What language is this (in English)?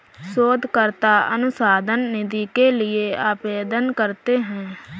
Hindi